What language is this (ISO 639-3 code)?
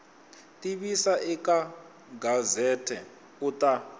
tso